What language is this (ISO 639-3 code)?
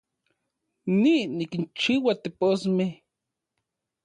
ncx